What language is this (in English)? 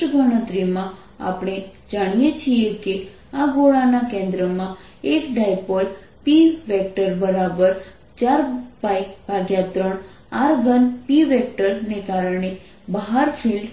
Gujarati